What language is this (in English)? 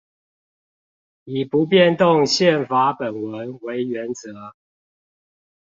Chinese